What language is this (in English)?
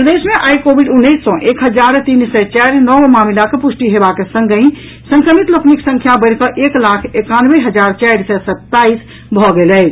Maithili